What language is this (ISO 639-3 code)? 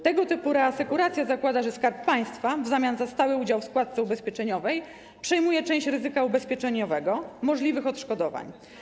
pol